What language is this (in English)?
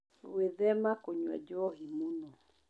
Kikuyu